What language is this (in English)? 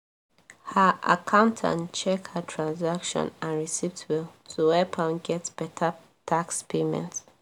Nigerian Pidgin